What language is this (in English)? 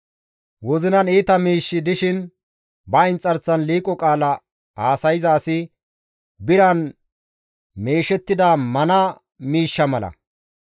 Gamo